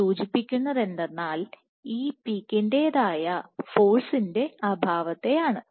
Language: Malayalam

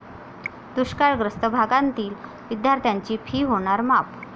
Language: Marathi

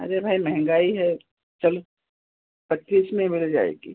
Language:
Hindi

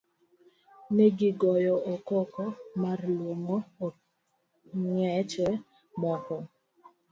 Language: Luo (Kenya and Tanzania)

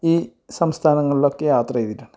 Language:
Malayalam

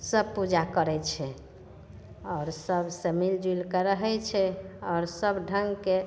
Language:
Maithili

